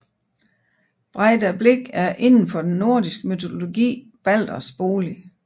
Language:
Danish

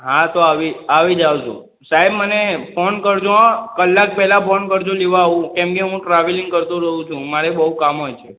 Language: Gujarati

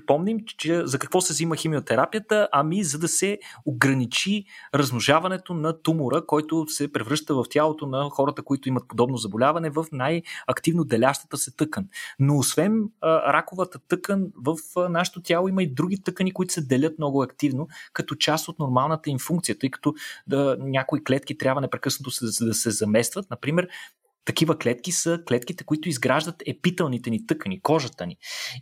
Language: Bulgarian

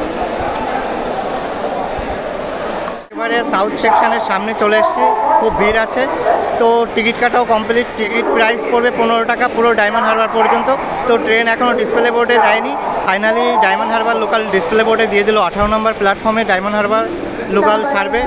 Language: Bangla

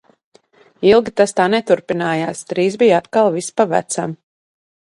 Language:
Latvian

